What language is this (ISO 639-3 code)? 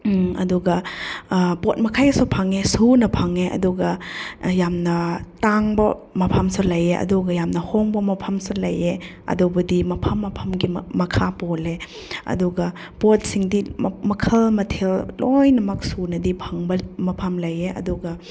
mni